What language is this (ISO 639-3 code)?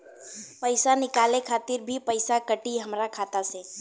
bho